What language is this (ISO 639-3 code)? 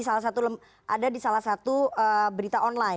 ind